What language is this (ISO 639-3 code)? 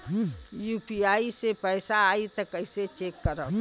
bho